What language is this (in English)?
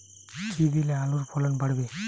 Bangla